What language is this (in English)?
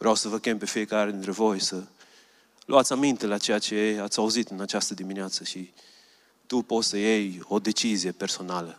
Romanian